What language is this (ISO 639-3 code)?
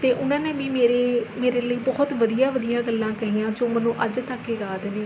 pan